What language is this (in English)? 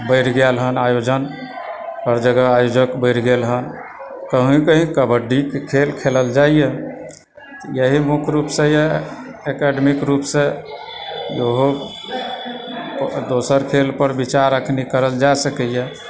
Maithili